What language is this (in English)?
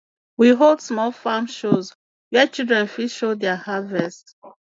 Nigerian Pidgin